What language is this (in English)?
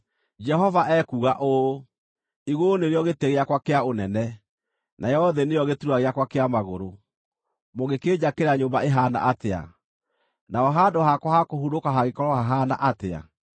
Kikuyu